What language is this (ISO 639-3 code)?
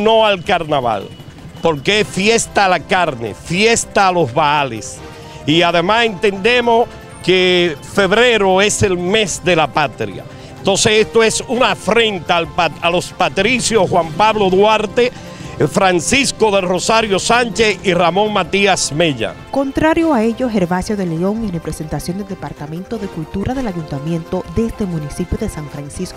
spa